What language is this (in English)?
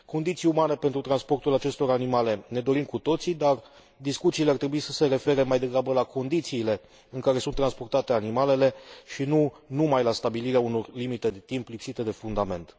Romanian